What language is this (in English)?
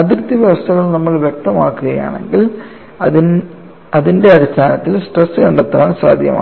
Malayalam